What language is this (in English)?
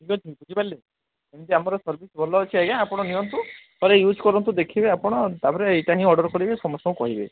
Odia